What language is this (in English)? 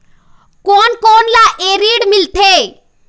Chhattisgarhi